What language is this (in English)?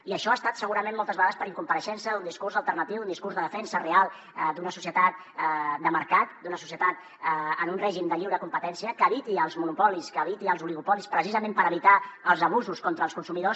Catalan